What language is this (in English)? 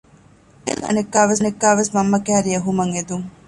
Divehi